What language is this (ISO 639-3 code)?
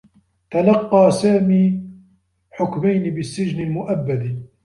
ara